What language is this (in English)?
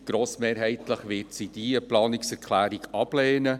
Swiss German